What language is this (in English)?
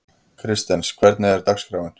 Icelandic